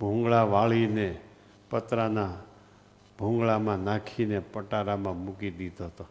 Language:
Gujarati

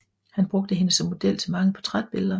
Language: Danish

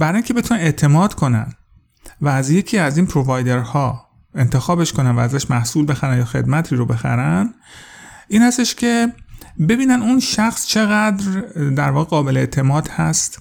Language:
Persian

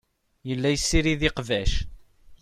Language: Kabyle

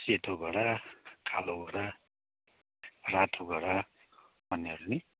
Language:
Nepali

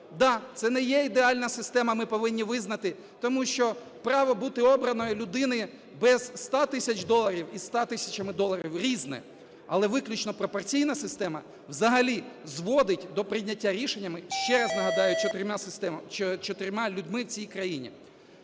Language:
Ukrainian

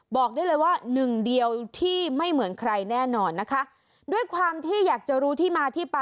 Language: Thai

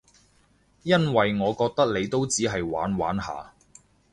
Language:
Cantonese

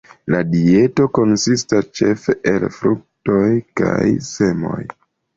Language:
Esperanto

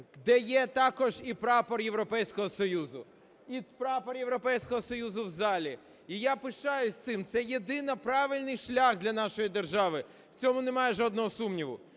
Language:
Ukrainian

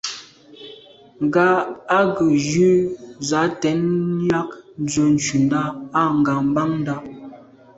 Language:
Medumba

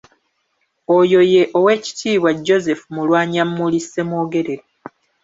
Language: Ganda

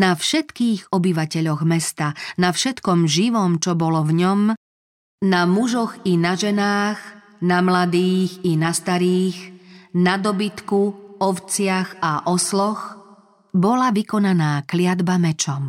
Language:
Slovak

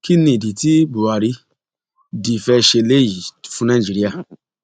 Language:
Yoruba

